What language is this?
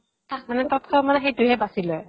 Assamese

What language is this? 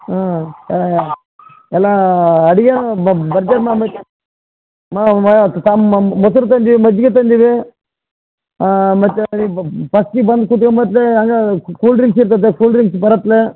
Kannada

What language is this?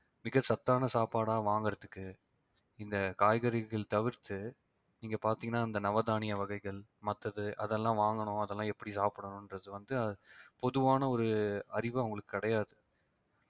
Tamil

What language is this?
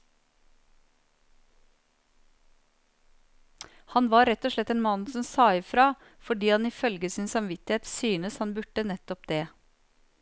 Norwegian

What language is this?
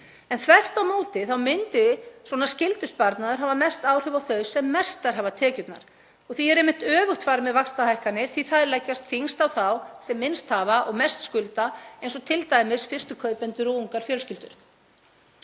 Icelandic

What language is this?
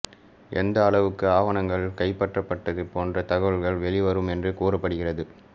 Tamil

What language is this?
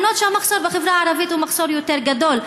Hebrew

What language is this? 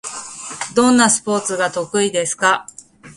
Japanese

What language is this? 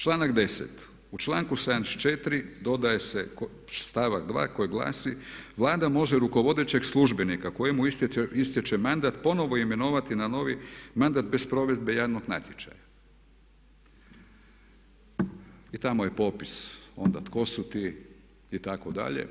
Croatian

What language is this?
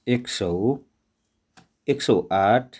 Nepali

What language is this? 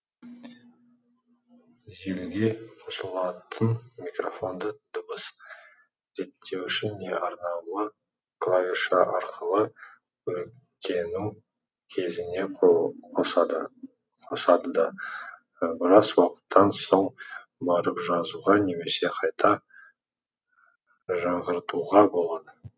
Kazakh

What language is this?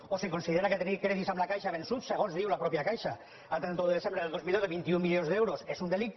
Catalan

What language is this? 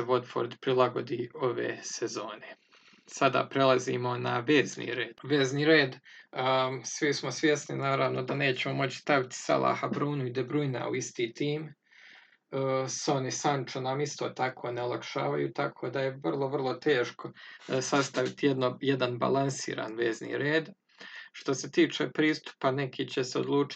Croatian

